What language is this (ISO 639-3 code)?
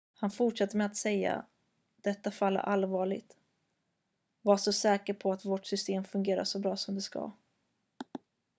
swe